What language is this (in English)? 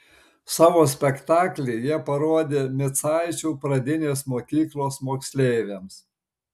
Lithuanian